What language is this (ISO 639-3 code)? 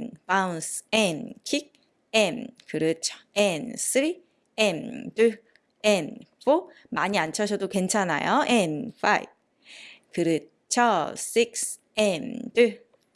kor